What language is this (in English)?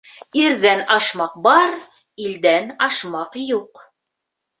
Bashkir